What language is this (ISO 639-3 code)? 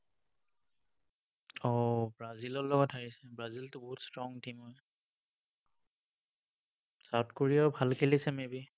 asm